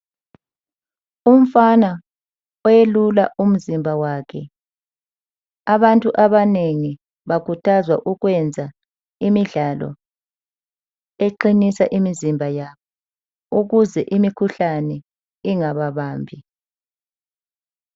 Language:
North Ndebele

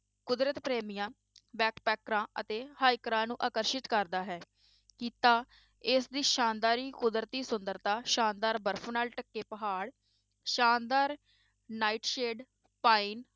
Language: Punjabi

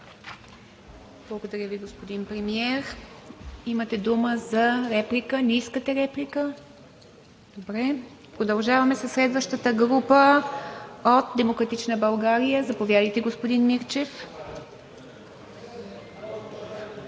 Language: Bulgarian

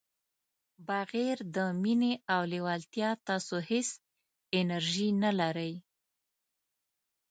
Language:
Pashto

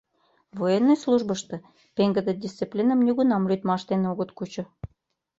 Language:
Mari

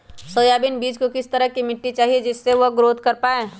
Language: Magahi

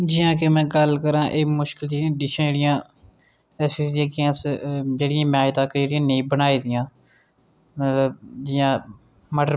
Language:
Dogri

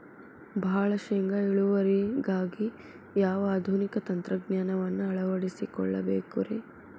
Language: Kannada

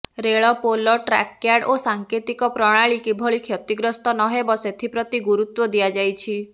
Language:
Odia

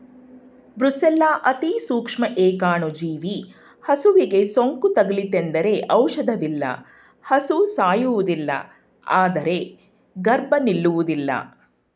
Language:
Kannada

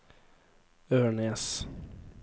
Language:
Norwegian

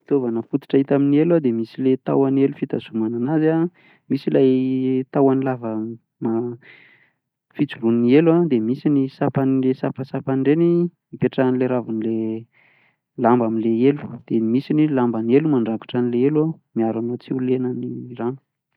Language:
Malagasy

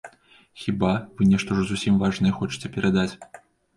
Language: Belarusian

